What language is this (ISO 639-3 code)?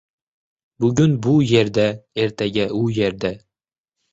uzb